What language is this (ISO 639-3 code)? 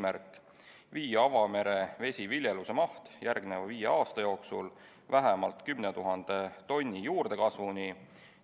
est